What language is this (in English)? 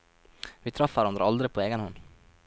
Norwegian